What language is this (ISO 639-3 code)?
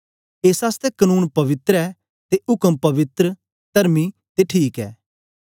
doi